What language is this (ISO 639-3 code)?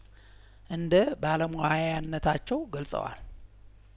amh